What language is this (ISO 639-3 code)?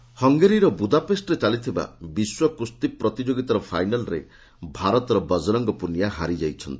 ori